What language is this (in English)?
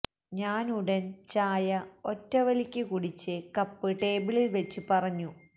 Malayalam